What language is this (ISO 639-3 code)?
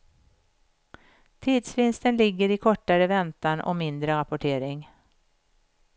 swe